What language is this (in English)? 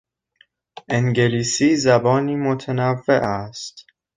Persian